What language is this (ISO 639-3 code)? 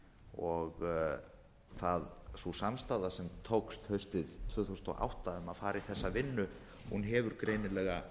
isl